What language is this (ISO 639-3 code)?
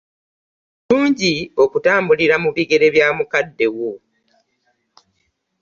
lug